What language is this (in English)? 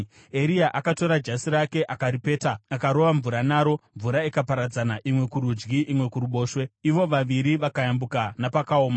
Shona